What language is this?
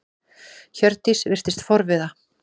Icelandic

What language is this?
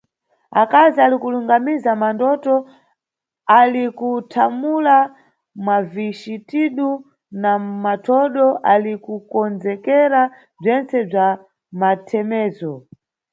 Nyungwe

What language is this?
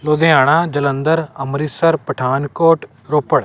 Punjabi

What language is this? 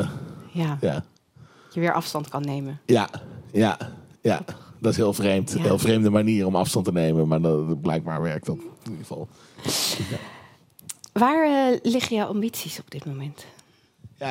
Dutch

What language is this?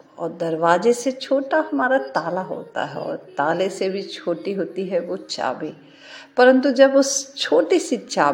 Hindi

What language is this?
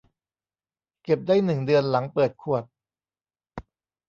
Thai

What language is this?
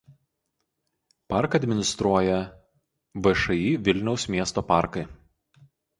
Lithuanian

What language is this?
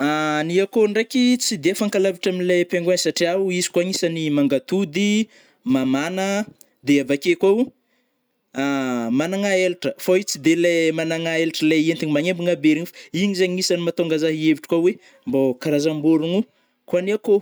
Northern Betsimisaraka Malagasy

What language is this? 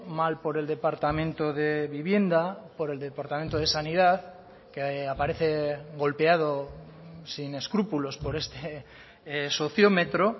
Spanish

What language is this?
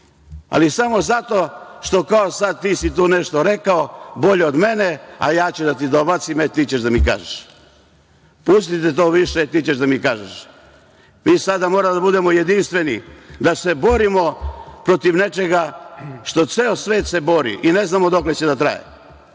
Serbian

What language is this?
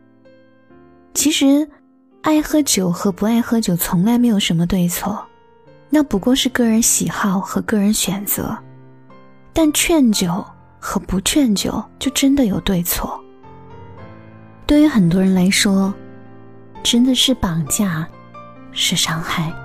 Chinese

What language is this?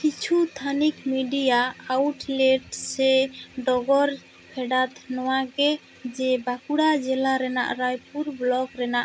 Santali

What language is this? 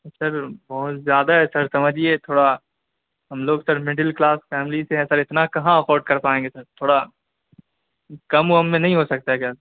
Urdu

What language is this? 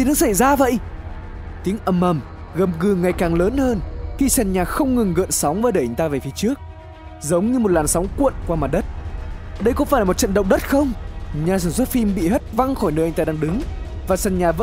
Vietnamese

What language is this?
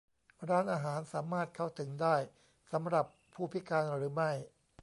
Thai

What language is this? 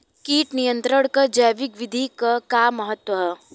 Bhojpuri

